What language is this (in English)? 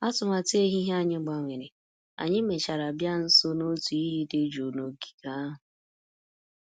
Igbo